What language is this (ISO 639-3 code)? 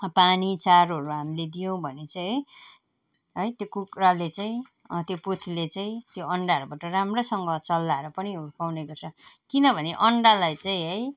nep